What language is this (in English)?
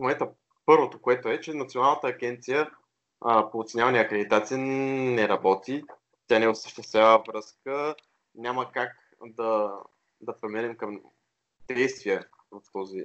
Bulgarian